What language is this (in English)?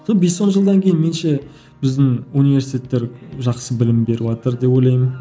Kazakh